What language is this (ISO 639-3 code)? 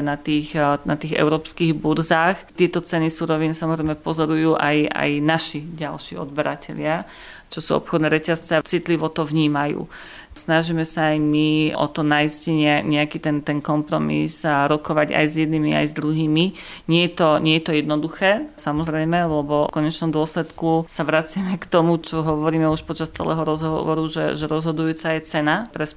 slk